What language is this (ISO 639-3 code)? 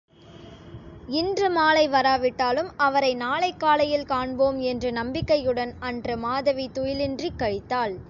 tam